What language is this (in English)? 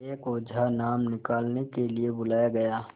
Hindi